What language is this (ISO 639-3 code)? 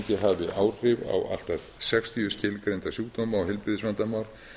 isl